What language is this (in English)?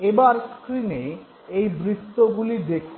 Bangla